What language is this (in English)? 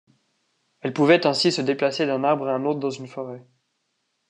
French